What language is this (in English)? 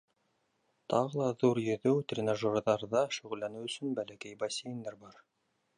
Bashkir